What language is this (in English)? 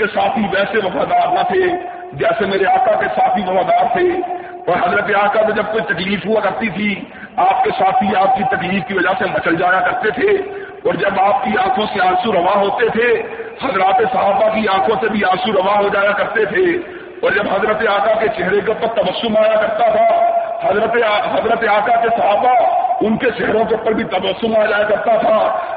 Urdu